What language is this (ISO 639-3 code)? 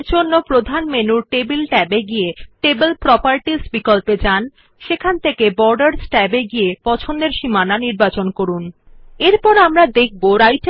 ben